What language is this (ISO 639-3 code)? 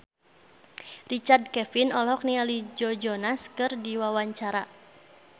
sun